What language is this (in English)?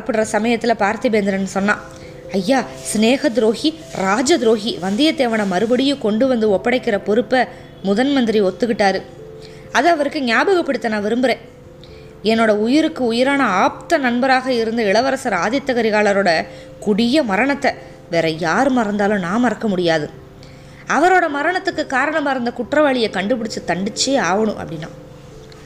Tamil